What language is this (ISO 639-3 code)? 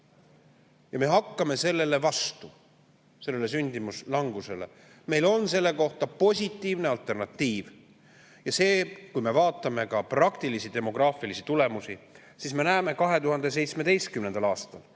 est